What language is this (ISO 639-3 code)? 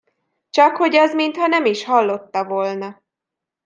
hun